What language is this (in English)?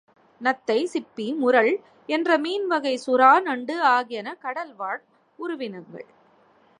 Tamil